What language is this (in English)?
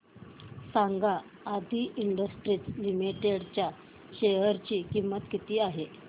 Marathi